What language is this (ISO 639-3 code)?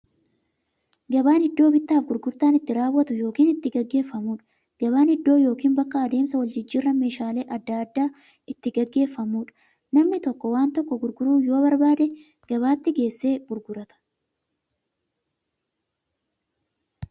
orm